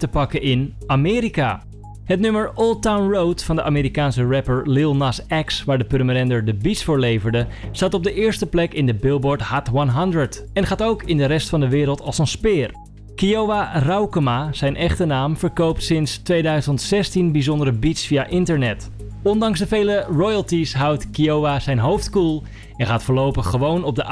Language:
Dutch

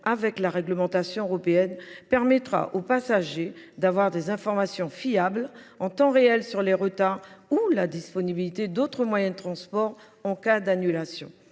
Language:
French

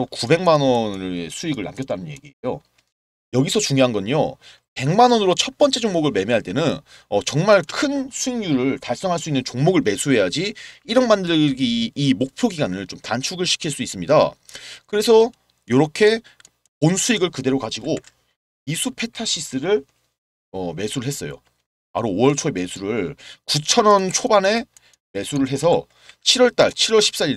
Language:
Korean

